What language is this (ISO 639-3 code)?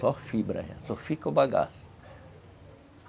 por